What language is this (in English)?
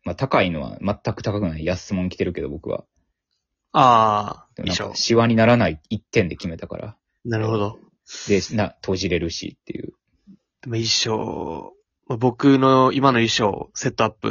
Japanese